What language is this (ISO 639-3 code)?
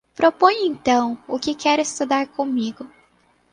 por